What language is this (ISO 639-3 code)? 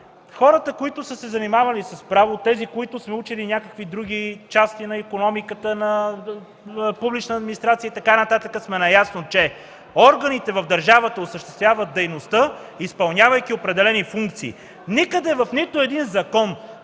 bul